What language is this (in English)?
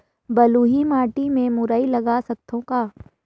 Chhattisgarhi